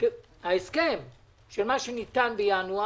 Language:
Hebrew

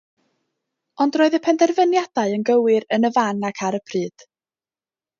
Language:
Welsh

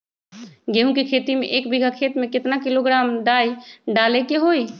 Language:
Magahi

